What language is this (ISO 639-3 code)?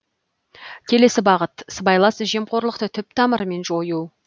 kaz